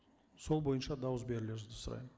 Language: Kazakh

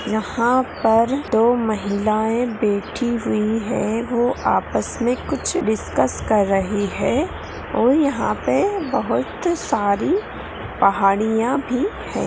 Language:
Magahi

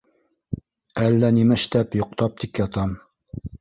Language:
Bashkir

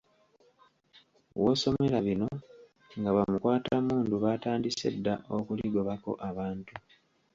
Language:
Ganda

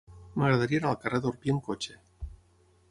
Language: Catalan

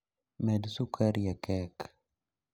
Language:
Luo (Kenya and Tanzania)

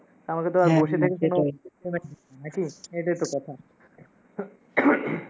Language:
Bangla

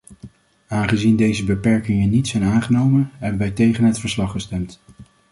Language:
Dutch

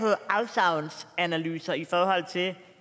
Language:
Danish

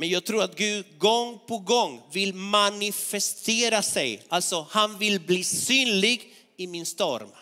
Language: Swedish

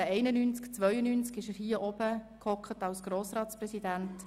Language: Swiss German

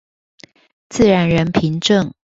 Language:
Chinese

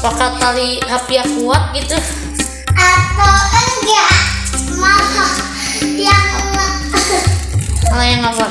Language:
Indonesian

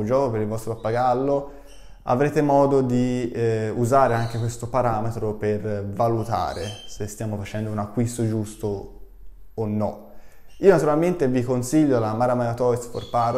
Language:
Italian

